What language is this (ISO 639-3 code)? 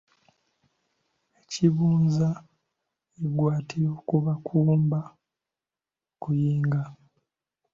lug